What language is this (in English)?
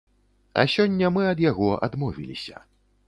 Belarusian